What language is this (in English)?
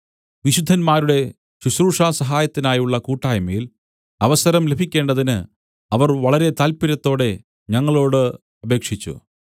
Malayalam